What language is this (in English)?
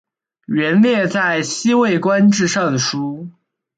Chinese